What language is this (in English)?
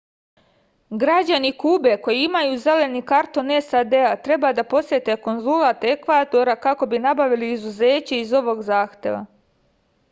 Serbian